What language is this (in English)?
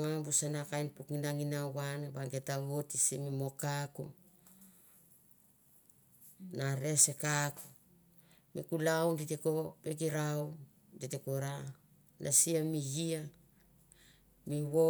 Mandara